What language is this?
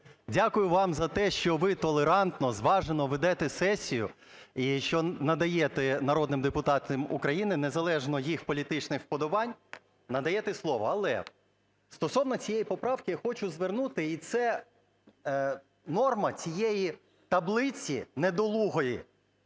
Ukrainian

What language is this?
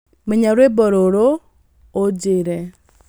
Kikuyu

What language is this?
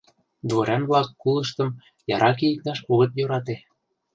Mari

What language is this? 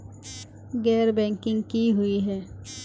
Magahi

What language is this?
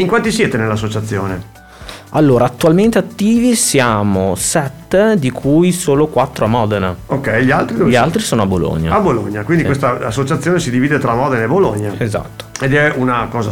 Italian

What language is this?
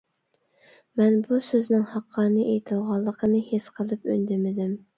Uyghur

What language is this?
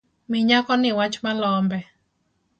Luo (Kenya and Tanzania)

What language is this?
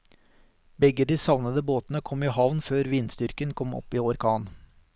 Norwegian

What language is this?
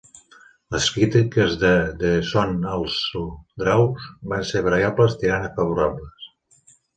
Catalan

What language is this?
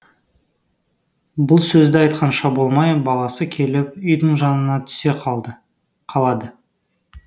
Kazakh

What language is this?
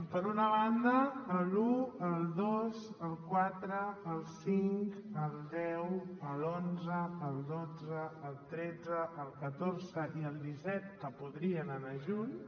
Catalan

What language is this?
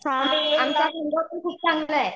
Marathi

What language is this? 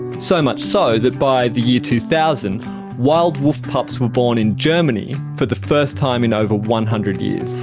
English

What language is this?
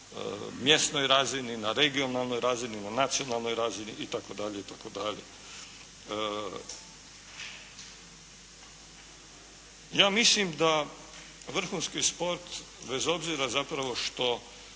Croatian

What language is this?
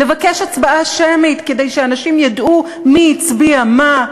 Hebrew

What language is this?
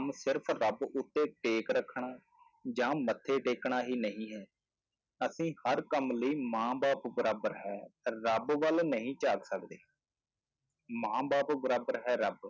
Punjabi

